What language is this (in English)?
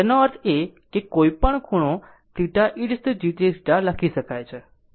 Gujarati